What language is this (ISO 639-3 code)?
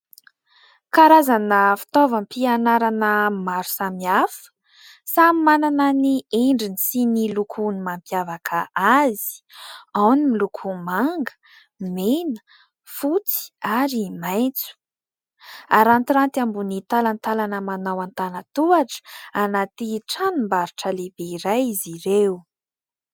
mlg